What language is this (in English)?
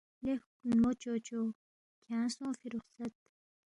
Balti